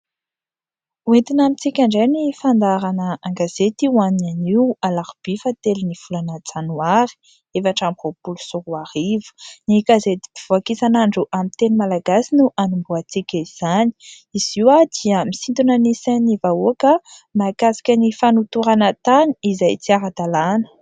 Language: Malagasy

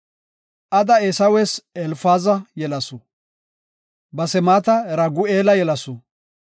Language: Gofa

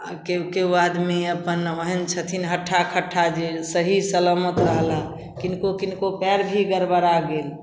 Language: Maithili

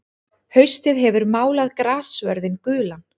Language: Icelandic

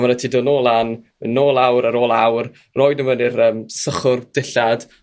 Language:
Welsh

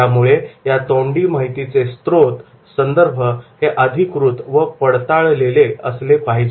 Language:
Marathi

